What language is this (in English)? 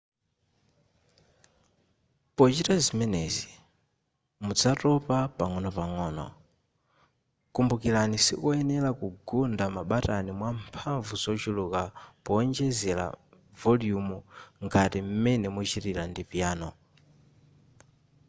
Nyanja